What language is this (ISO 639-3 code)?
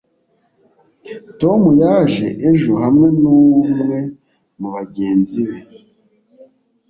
kin